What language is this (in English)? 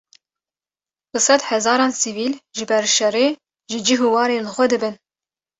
Kurdish